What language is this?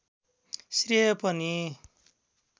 Nepali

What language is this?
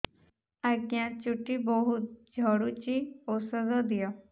Odia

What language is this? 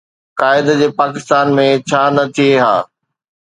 Sindhi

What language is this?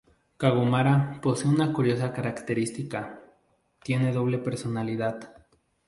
Spanish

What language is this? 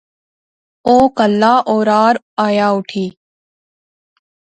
Pahari-Potwari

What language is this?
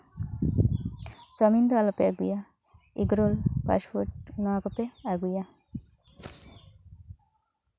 Santali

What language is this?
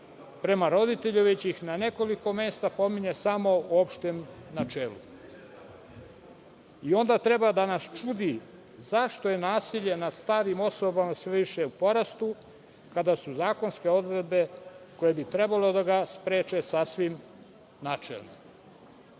Serbian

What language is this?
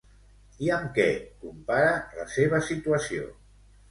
Catalan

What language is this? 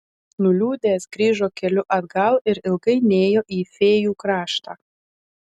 Lithuanian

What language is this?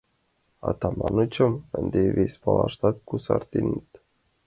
Mari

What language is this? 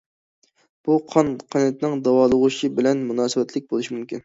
Uyghur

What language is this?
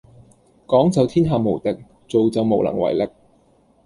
Cantonese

